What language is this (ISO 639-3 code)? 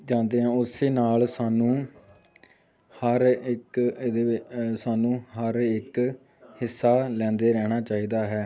pan